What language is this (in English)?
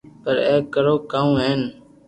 Loarki